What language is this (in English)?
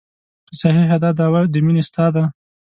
Pashto